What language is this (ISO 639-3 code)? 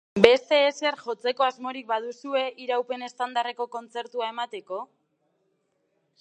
eus